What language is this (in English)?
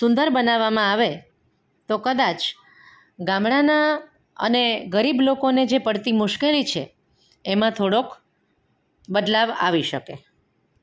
Gujarati